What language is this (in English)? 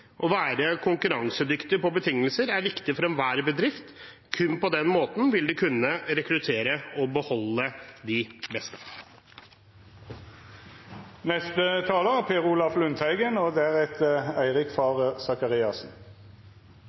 Norwegian Bokmål